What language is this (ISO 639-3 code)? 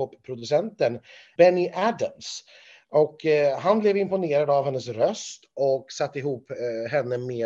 swe